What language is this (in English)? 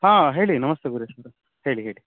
Kannada